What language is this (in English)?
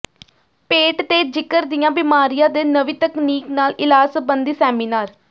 Punjabi